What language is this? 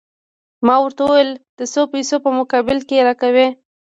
Pashto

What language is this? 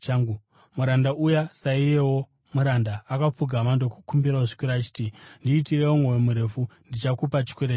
Shona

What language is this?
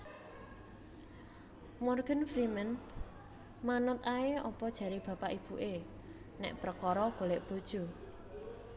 Javanese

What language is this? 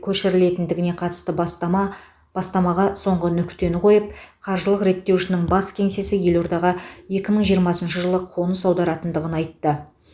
Kazakh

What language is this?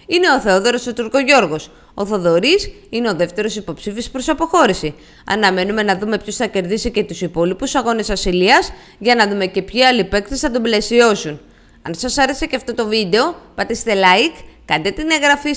Greek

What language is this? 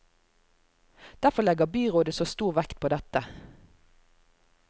Norwegian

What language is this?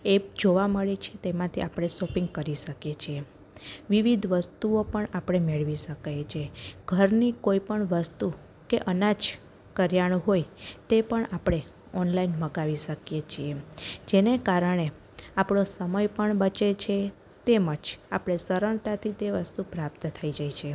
Gujarati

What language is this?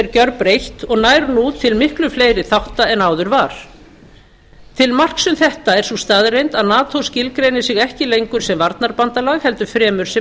Icelandic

